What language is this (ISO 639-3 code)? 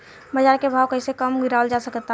bho